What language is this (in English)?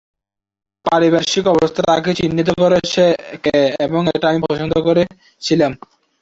Bangla